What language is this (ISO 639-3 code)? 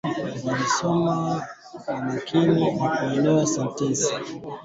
swa